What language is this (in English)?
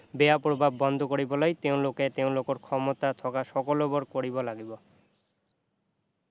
Assamese